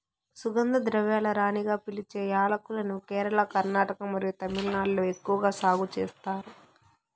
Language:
Telugu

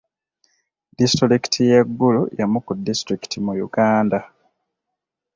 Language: Ganda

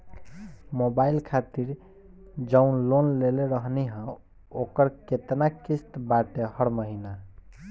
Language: Bhojpuri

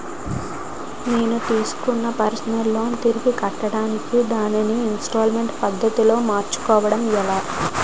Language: Telugu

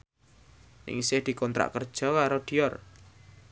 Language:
Javanese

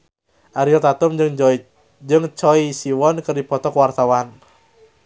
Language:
Sundanese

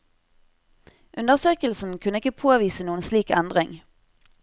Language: Norwegian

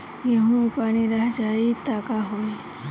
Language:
Bhojpuri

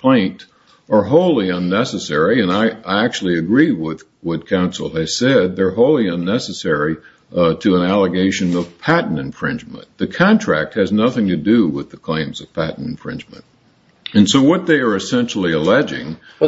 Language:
English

